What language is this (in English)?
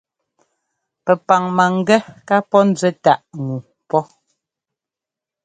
Ngomba